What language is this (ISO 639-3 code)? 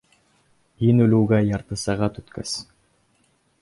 bak